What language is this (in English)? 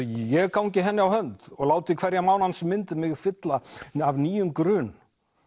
Icelandic